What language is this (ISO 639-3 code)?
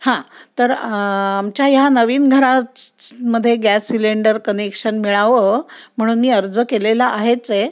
mar